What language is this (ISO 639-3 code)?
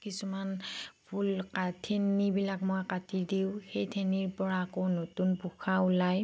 asm